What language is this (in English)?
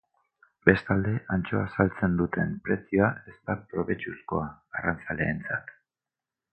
Basque